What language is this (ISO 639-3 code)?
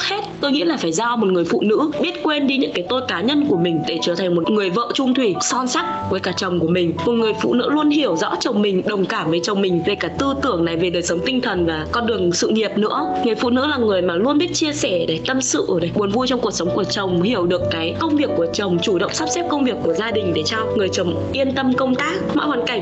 vie